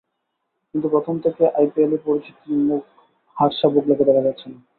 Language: Bangla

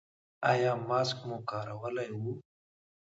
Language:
Pashto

